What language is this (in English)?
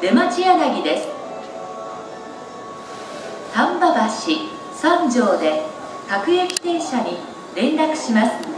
Japanese